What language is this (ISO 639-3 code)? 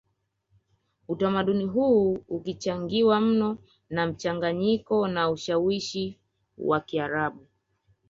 swa